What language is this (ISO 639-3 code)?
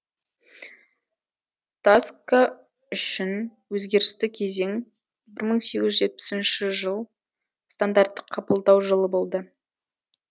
kaz